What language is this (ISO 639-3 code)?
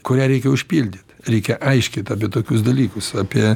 lit